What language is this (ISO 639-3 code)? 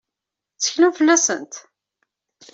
kab